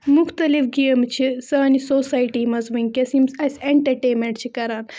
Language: Kashmiri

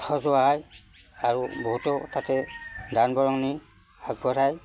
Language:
Assamese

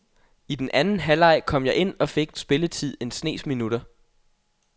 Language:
Danish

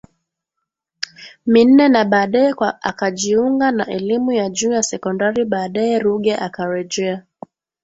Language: Swahili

